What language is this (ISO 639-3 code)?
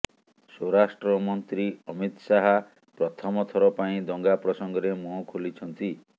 ori